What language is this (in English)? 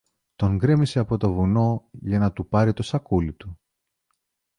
Greek